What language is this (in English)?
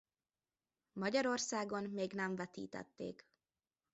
Hungarian